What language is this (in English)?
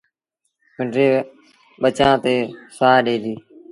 Sindhi Bhil